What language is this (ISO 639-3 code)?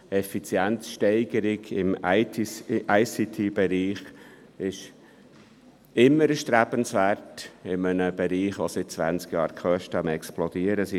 gsw